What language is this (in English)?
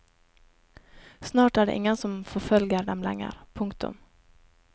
Norwegian